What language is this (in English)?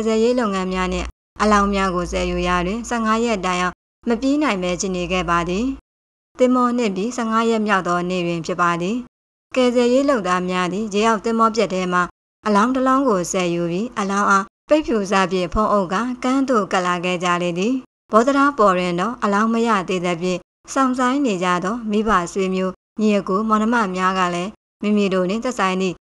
Thai